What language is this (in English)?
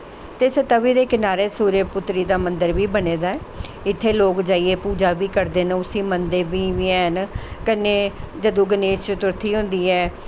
Dogri